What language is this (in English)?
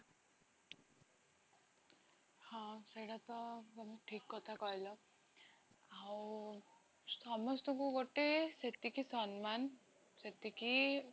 Odia